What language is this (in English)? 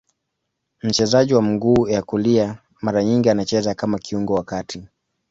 Swahili